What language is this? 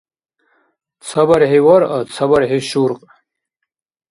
Dargwa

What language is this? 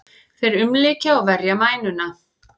Icelandic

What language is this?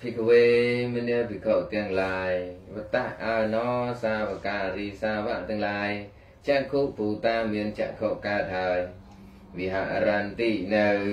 Vietnamese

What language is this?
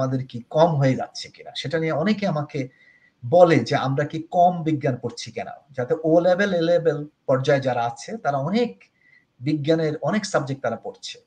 Bangla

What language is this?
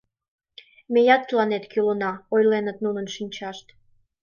Mari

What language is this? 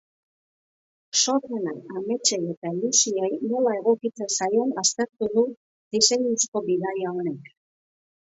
Basque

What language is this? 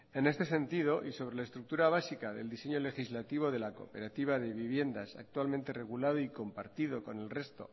Spanish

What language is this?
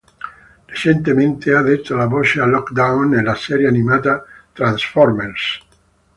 Italian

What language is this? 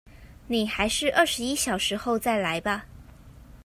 Chinese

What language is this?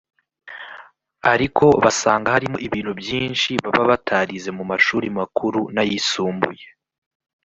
Kinyarwanda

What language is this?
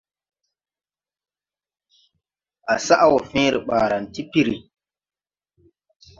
Tupuri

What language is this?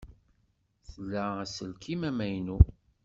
Kabyle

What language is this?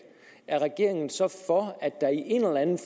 Danish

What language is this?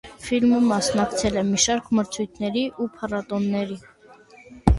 Armenian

